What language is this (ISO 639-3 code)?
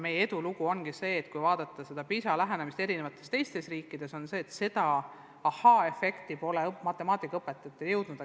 est